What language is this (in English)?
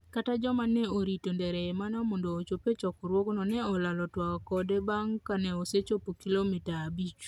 Luo (Kenya and Tanzania)